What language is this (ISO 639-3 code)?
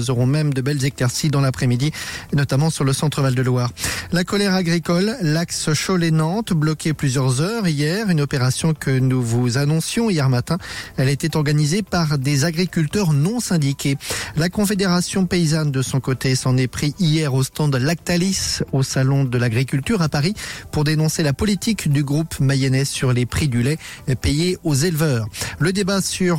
fra